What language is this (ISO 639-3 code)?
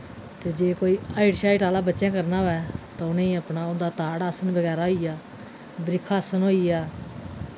doi